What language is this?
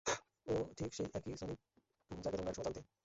Bangla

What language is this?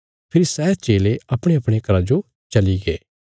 Bilaspuri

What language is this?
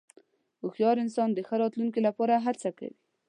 Pashto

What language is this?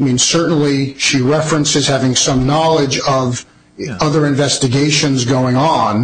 English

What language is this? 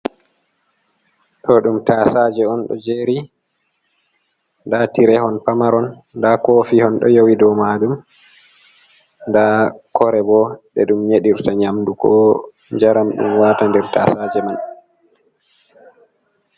Fula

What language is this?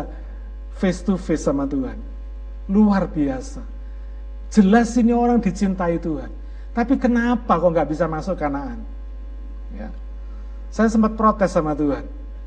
Indonesian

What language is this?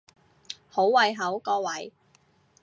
Cantonese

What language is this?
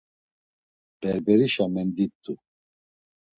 Laz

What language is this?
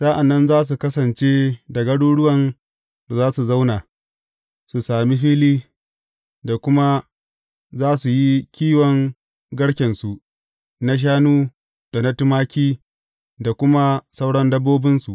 Hausa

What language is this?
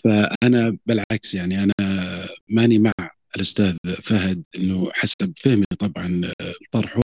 Arabic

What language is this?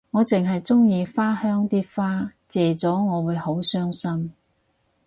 Cantonese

